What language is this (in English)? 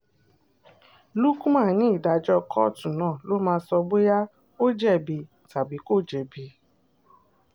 Yoruba